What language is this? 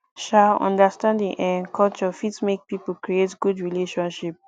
Nigerian Pidgin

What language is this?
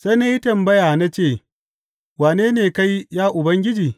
Hausa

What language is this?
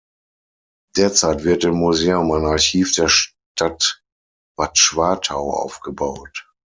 German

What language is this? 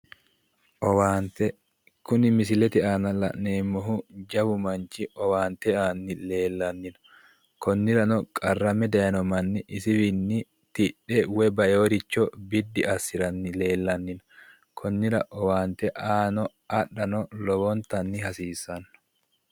Sidamo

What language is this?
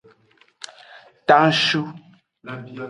Aja (Benin)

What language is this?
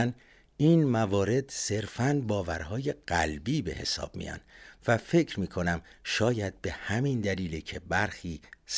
Persian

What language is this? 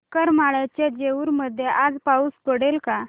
Marathi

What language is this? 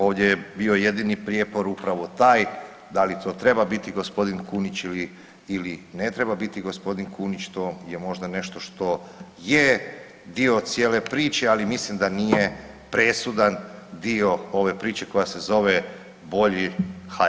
Croatian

